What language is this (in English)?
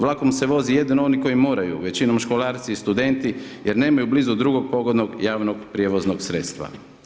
Croatian